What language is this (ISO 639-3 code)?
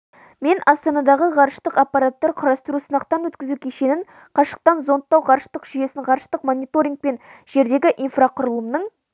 kaz